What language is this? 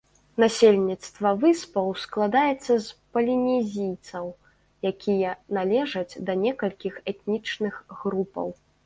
Belarusian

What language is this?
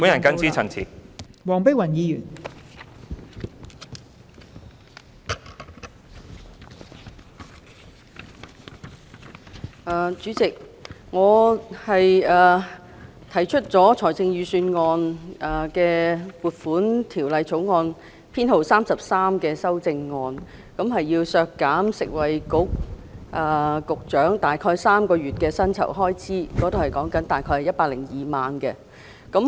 Cantonese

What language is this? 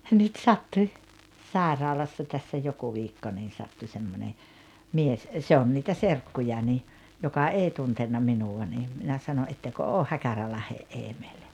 Finnish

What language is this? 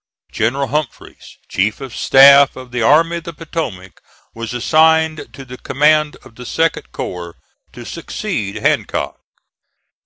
English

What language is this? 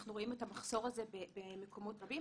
Hebrew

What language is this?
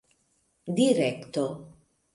Esperanto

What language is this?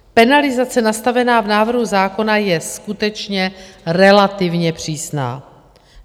Czech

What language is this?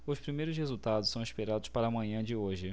Portuguese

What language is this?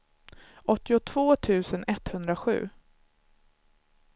Swedish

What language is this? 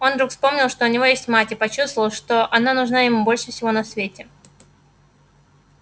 Russian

